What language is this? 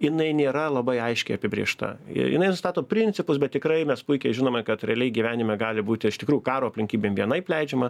Lithuanian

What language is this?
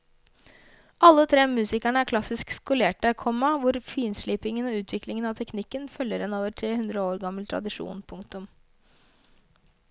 Norwegian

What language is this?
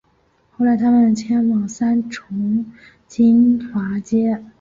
Chinese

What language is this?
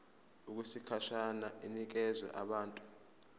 Zulu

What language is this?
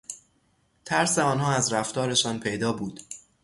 Persian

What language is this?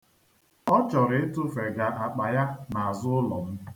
Igbo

